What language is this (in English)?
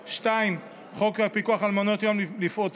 Hebrew